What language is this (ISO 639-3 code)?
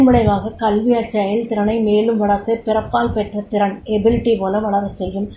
tam